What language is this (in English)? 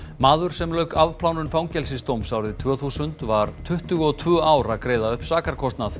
Icelandic